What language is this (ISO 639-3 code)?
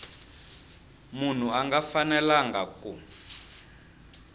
tso